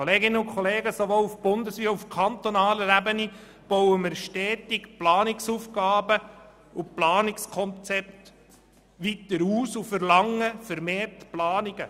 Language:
Swiss German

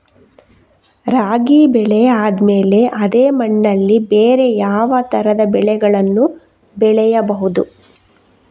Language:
Kannada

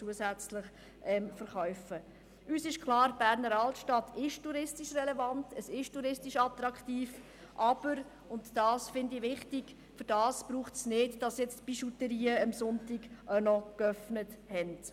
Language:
Swiss German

